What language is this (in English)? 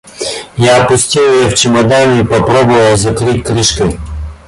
Russian